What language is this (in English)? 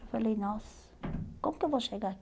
Portuguese